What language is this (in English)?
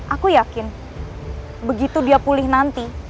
Indonesian